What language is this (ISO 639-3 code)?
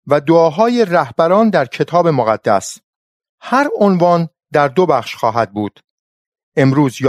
fas